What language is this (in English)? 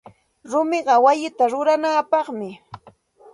Santa Ana de Tusi Pasco Quechua